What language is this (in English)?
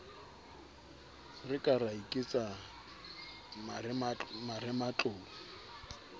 Southern Sotho